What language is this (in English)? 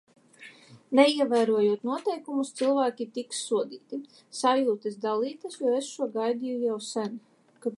Latvian